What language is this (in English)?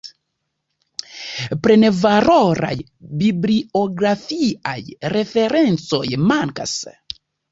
Esperanto